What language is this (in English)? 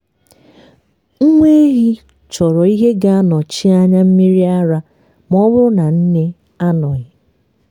Igbo